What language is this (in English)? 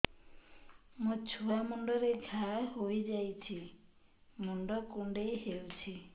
Odia